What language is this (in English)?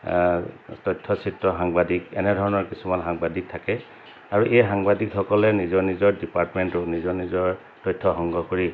Assamese